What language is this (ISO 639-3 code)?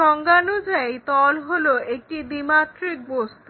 ben